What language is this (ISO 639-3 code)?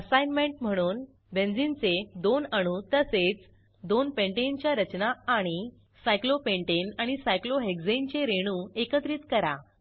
mar